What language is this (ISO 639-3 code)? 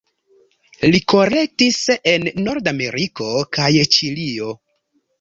epo